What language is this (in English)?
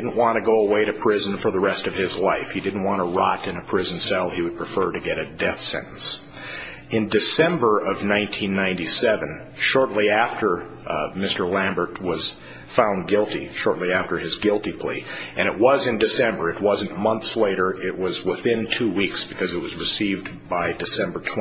English